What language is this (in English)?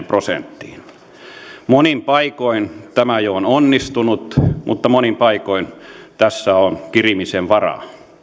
Finnish